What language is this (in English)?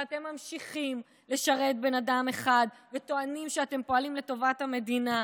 Hebrew